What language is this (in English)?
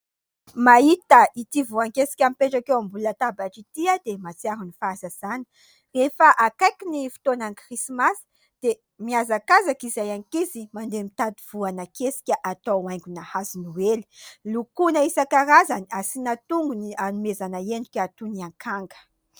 Malagasy